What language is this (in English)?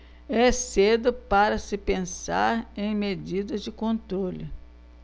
Portuguese